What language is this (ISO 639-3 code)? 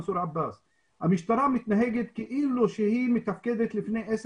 heb